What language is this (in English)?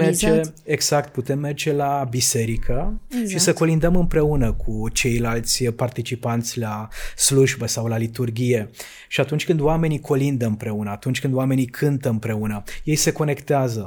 Romanian